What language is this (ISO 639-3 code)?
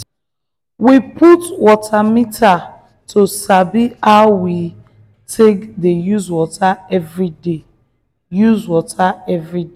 pcm